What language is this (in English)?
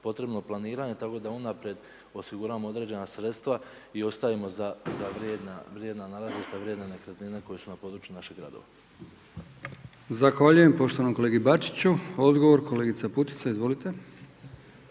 Croatian